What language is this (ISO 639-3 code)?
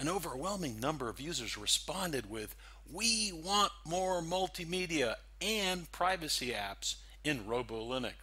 eng